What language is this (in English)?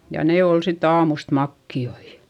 Finnish